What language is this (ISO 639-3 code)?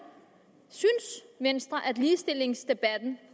dan